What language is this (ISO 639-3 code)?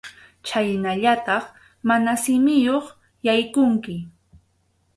qxu